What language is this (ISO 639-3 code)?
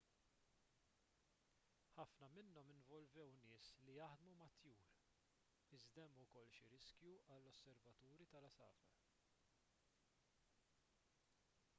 mlt